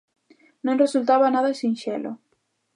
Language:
Galician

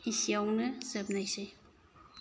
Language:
Bodo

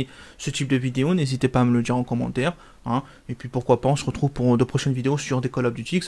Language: French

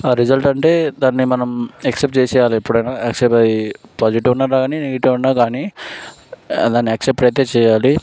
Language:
Telugu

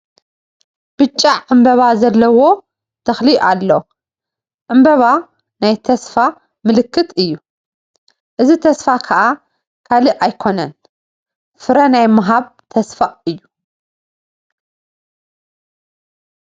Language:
Tigrinya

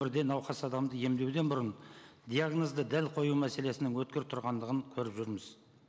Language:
Kazakh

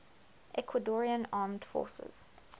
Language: English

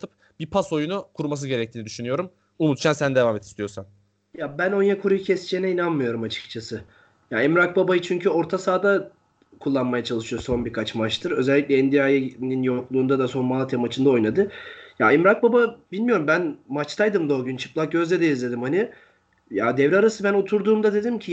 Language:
Turkish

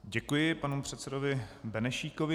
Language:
Czech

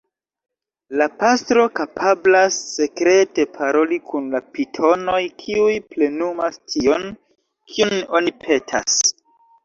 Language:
Esperanto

